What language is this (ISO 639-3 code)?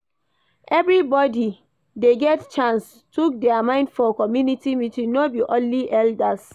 pcm